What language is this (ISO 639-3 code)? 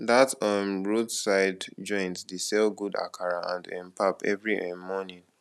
pcm